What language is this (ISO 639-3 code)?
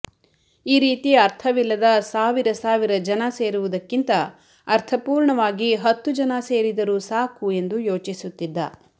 kan